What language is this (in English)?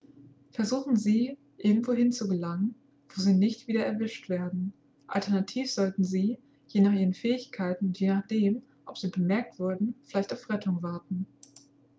German